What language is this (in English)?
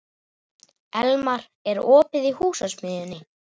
Icelandic